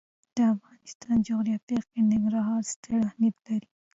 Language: Pashto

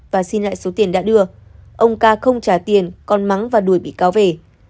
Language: Vietnamese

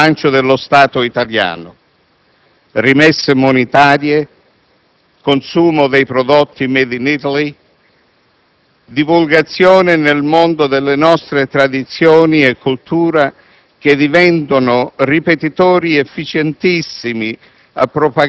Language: Italian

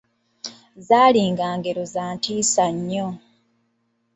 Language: Ganda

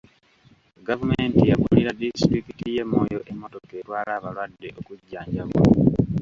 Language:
Ganda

